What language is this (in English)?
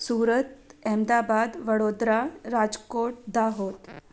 Sindhi